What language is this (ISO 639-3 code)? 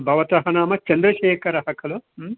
san